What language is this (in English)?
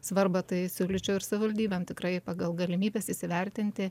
Lithuanian